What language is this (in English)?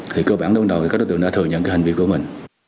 Vietnamese